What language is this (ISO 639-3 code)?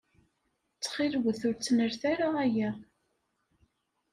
kab